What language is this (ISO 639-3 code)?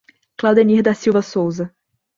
por